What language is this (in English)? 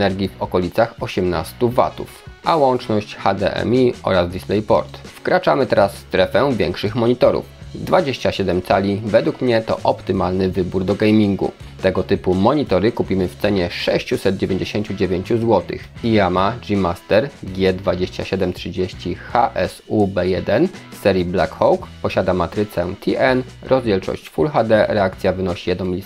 Polish